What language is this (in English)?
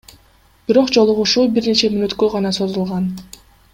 Kyrgyz